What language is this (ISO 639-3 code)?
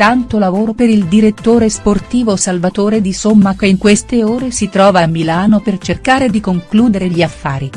ita